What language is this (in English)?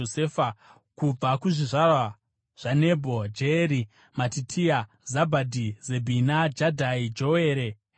Shona